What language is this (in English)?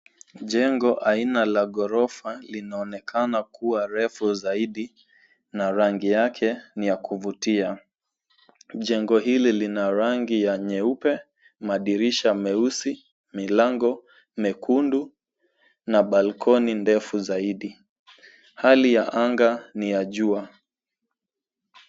Swahili